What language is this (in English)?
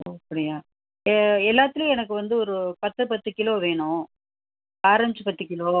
Tamil